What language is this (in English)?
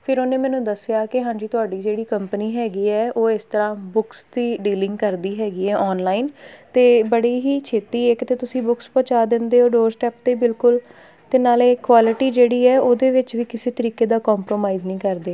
Punjabi